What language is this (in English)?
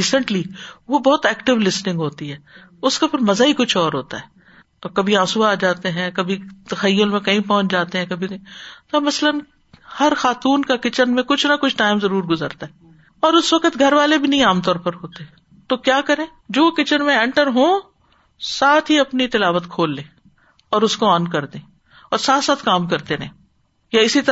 Urdu